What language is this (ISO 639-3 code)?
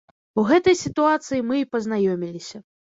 bel